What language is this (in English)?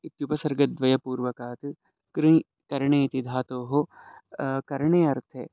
Sanskrit